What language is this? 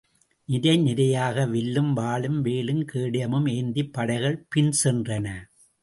Tamil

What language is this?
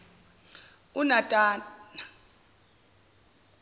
Zulu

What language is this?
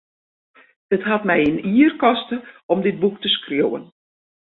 Western Frisian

